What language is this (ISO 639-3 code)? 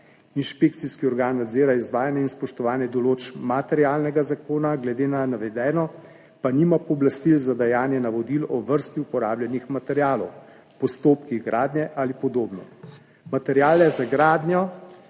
slv